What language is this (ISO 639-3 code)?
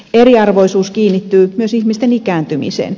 fin